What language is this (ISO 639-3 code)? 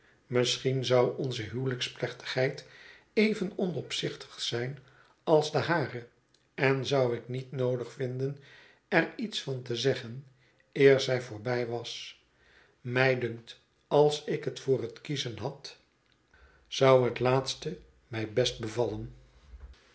nld